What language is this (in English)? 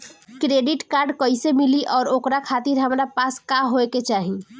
Bhojpuri